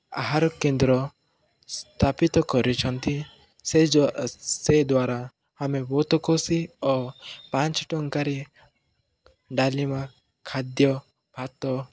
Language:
Odia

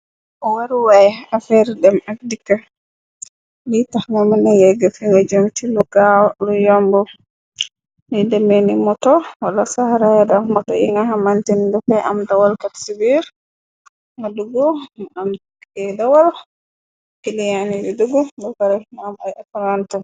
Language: Wolof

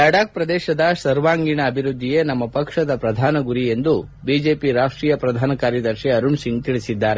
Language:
Kannada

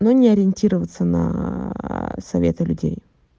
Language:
Russian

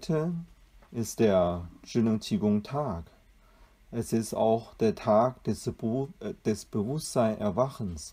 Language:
German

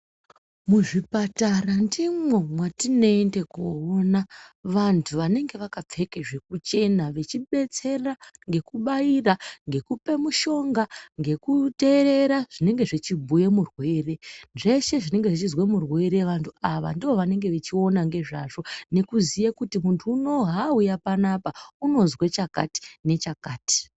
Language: Ndau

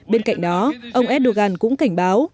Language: Vietnamese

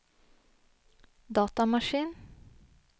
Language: Norwegian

